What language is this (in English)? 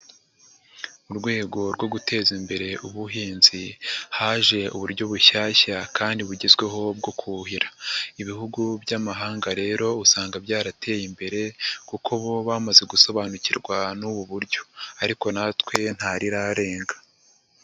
Kinyarwanda